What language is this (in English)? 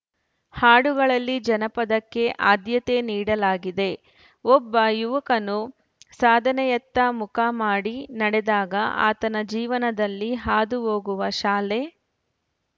Kannada